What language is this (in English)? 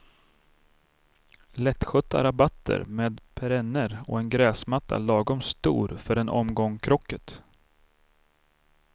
Swedish